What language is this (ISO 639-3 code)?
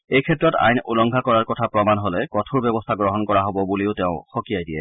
asm